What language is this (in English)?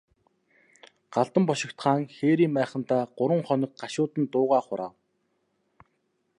Mongolian